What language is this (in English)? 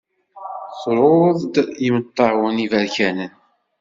Kabyle